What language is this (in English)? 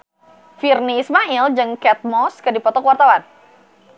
Sundanese